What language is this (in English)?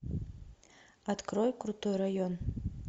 Russian